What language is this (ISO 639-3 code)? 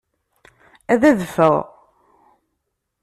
kab